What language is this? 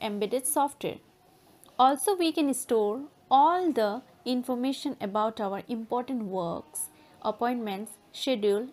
English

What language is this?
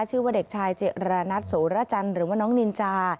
Thai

